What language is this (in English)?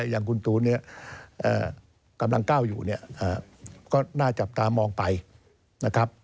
Thai